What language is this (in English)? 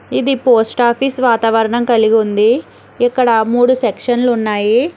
Telugu